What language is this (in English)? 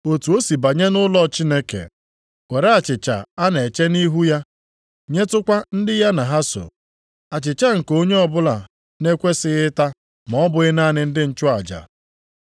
Igbo